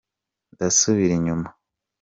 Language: Kinyarwanda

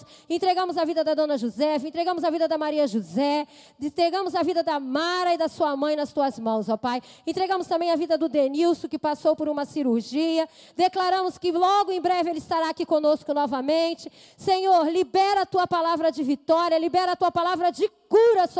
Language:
Portuguese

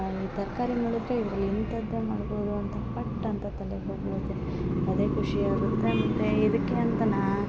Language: Kannada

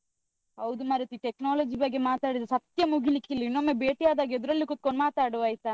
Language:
Kannada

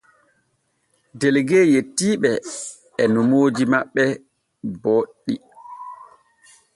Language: Borgu Fulfulde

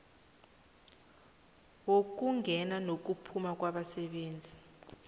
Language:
South Ndebele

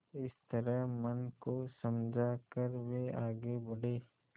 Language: Hindi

